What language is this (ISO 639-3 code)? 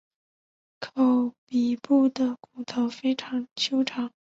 zho